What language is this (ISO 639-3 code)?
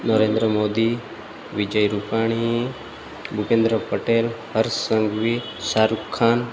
guj